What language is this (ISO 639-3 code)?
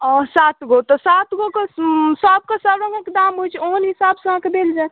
mai